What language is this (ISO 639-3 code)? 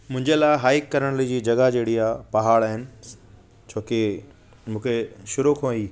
snd